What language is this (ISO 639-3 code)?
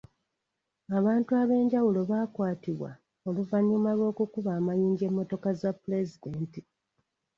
lug